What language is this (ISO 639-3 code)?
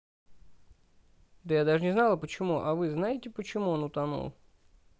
rus